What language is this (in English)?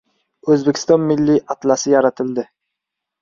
Uzbek